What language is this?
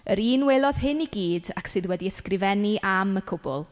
Welsh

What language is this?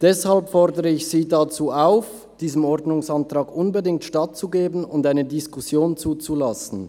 Swiss German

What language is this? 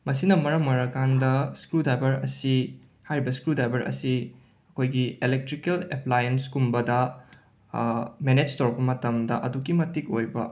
Manipuri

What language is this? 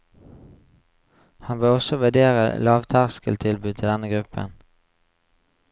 Norwegian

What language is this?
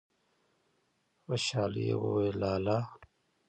Pashto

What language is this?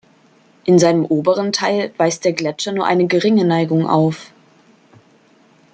German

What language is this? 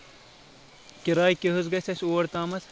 Kashmiri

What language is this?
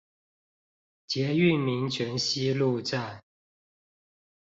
Chinese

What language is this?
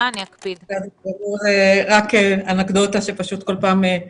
Hebrew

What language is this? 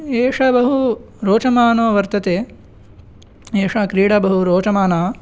Sanskrit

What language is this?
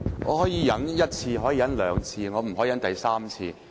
Cantonese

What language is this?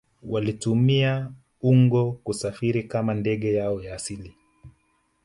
Swahili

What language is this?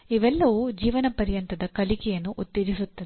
Kannada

